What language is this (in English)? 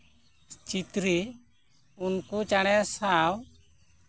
Santali